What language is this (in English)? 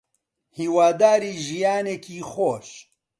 Central Kurdish